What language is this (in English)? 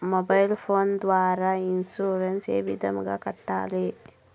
Telugu